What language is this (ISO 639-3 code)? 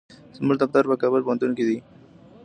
pus